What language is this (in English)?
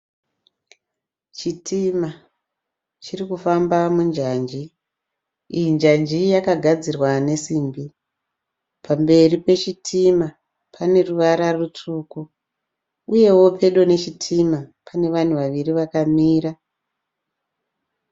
Shona